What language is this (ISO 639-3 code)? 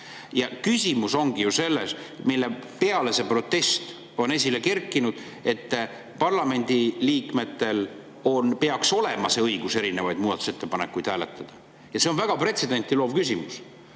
est